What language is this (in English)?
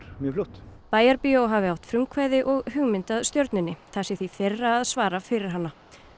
Icelandic